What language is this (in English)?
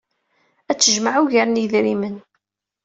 Kabyle